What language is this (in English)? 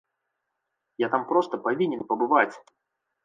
Belarusian